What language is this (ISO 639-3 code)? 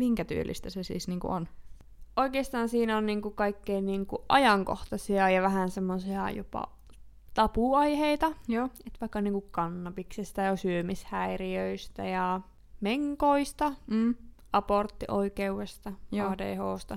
fin